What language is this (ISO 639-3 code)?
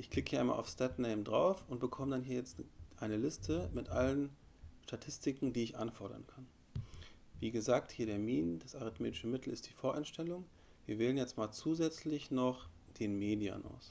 deu